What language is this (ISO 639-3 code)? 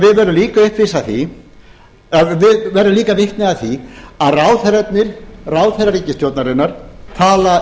isl